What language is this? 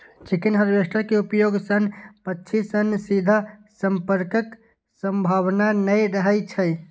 Maithili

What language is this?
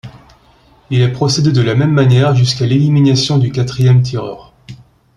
French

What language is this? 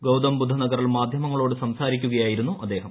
Malayalam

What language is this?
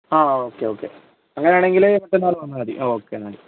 Malayalam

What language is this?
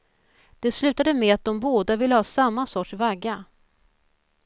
Swedish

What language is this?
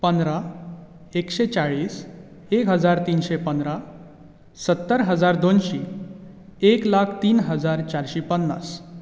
Konkani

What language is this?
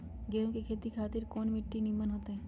Magahi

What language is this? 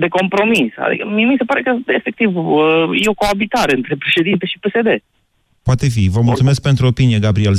Romanian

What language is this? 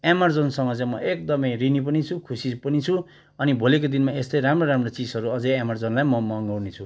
Nepali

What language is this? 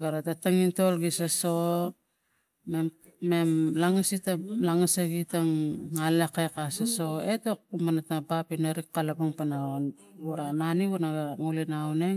Tigak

